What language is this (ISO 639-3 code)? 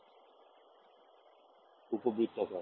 ben